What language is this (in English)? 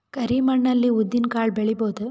Kannada